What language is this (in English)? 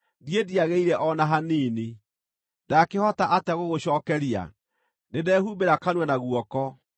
Kikuyu